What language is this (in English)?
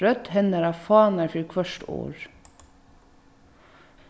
Faroese